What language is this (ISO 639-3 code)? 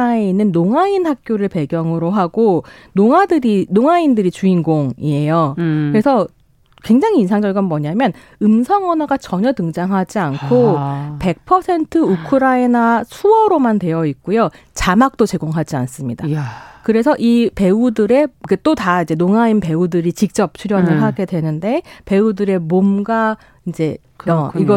kor